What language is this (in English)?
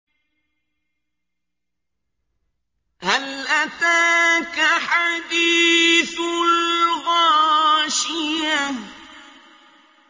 Arabic